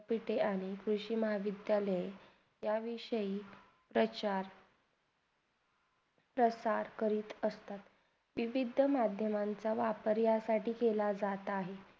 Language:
Marathi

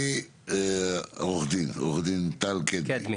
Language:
Hebrew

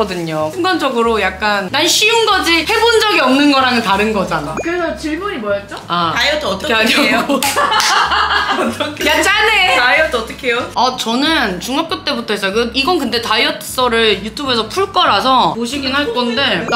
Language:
Korean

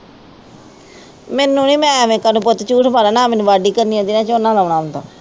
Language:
Punjabi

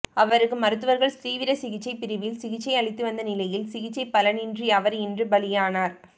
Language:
Tamil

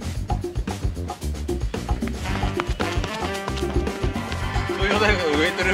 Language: Japanese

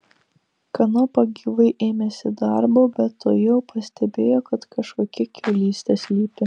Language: Lithuanian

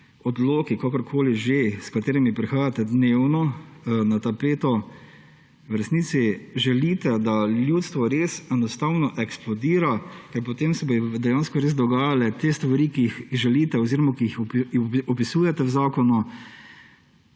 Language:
Slovenian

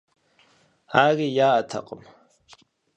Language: Kabardian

